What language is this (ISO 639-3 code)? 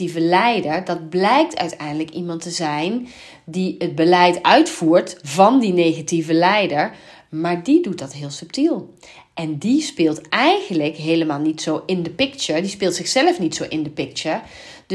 nld